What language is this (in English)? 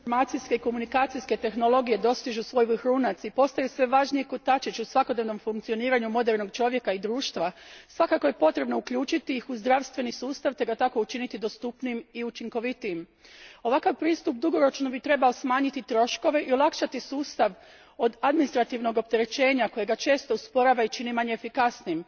Croatian